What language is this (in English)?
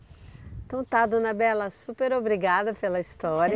Portuguese